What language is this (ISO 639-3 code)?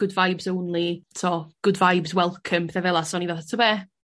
cym